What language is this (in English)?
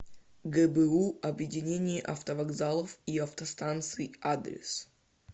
Russian